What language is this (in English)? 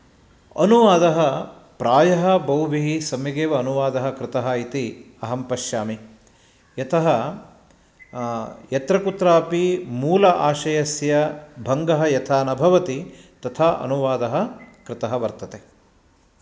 Sanskrit